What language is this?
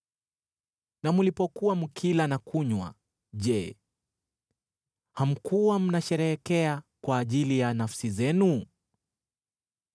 Swahili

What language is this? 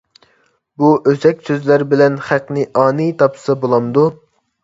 Uyghur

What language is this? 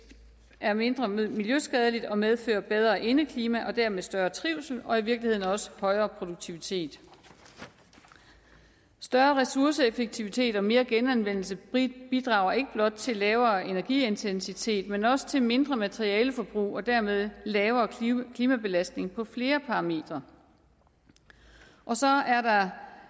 Danish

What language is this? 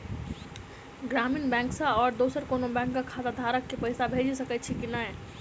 Maithili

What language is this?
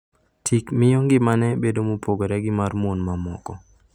Luo (Kenya and Tanzania)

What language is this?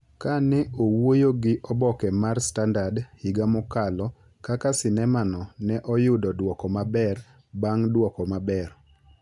Luo (Kenya and Tanzania)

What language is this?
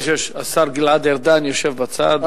Hebrew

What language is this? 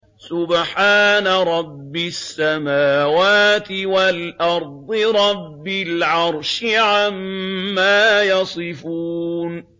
Arabic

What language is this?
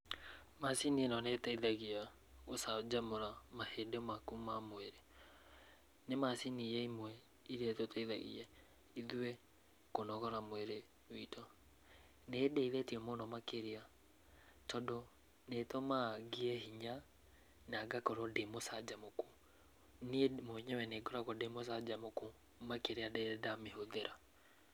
Kikuyu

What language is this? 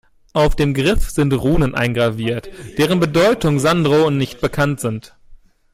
German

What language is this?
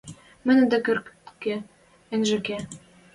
Western Mari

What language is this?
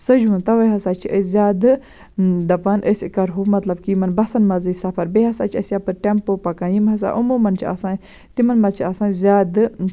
Kashmiri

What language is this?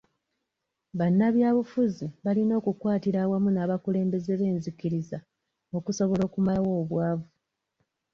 Ganda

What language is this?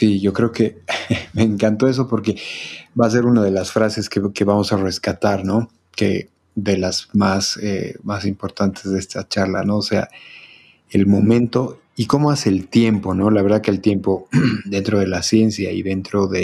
Spanish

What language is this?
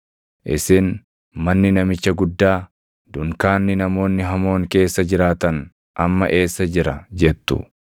Oromo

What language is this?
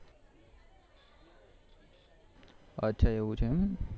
Gujarati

